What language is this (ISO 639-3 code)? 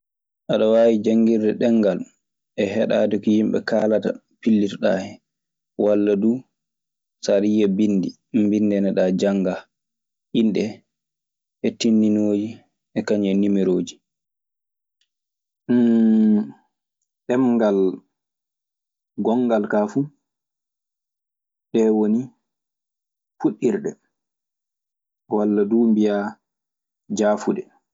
ffm